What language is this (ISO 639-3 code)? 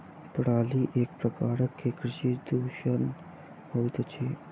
mai